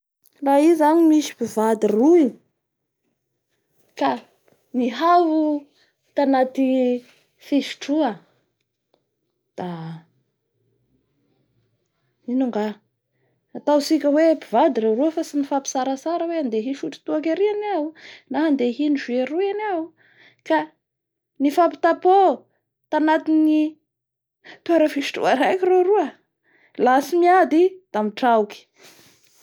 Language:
Bara Malagasy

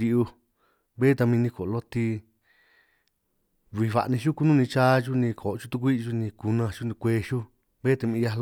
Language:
San Martín Itunyoso Triqui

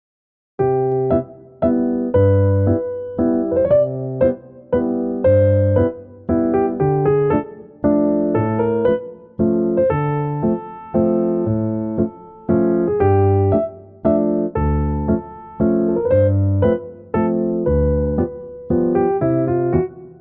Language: English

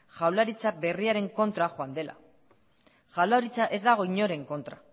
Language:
Basque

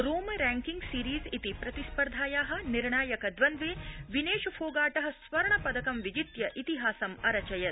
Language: Sanskrit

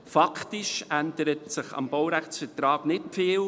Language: Swiss German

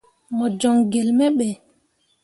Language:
Mundang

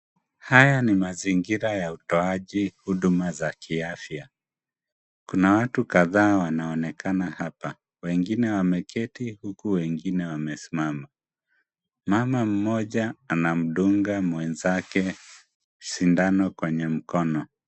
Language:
Swahili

